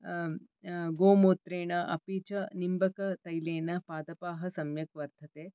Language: Sanskrit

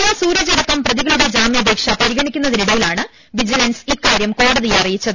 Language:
Malayalam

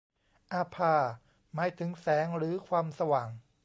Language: Thai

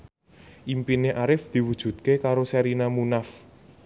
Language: Javanese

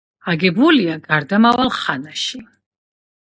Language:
Georgian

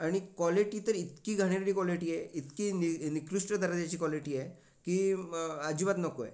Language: Marathi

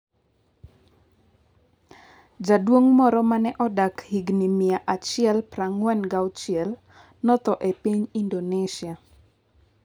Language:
Luo (Kenya and Tanzania)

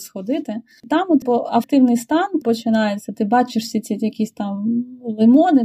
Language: Ukrainian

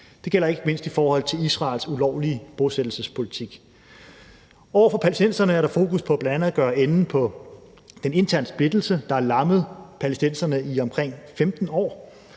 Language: Danish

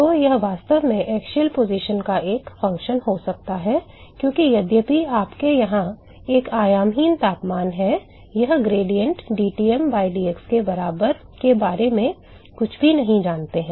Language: Hindi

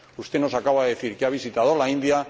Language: Spanish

